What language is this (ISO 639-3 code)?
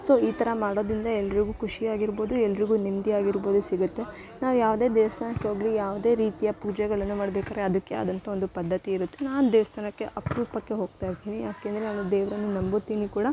kan